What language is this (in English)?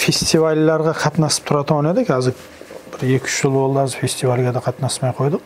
Turkish